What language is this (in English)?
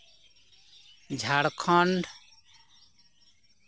Santali